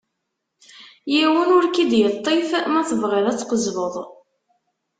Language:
Kabyle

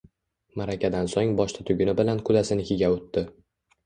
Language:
Uzbek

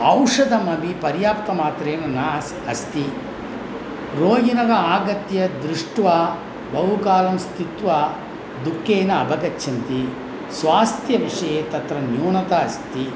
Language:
Sanskrit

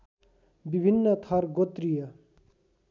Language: Nepali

